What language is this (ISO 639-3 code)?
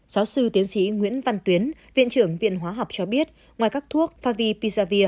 vie